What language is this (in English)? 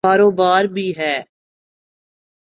Urdu